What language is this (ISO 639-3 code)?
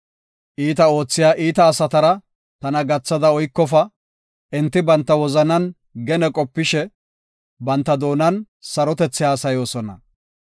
gof